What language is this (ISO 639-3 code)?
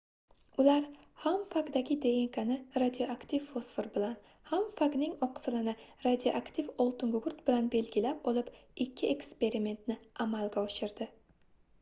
uzb